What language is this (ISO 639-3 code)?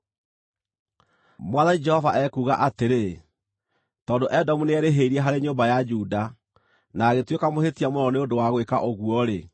kik